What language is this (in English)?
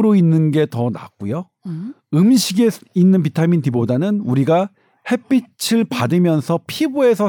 Korean